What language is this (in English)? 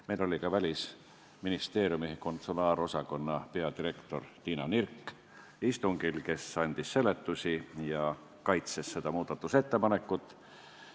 Estonian